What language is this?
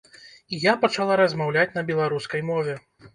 Belarusian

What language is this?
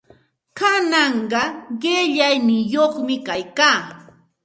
Santa Ana de Tusi Pasco Quechua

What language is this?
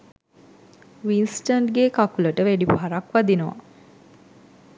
Sinhala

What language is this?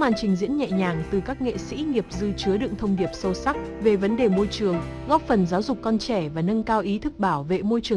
Vietnamese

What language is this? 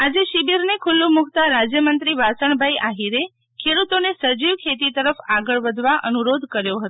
Gujarati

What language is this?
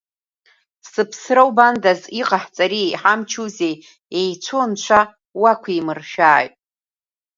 Abkhazian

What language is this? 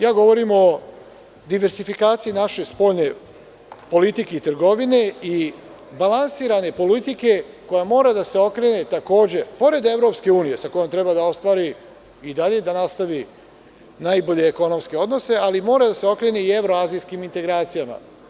Serbian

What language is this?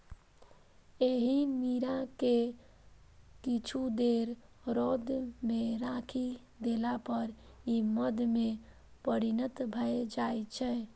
Maithili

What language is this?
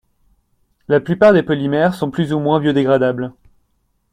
French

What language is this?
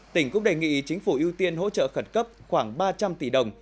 Vietnamese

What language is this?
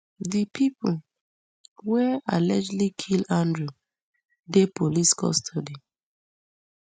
Nigerian Pidgin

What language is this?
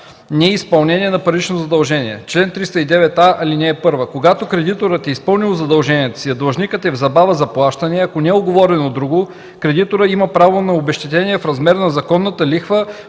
Bulgarian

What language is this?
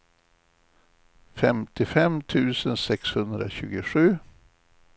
Swedish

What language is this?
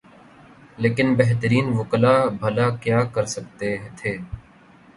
Urdu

